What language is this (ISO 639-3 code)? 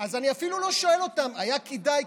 heb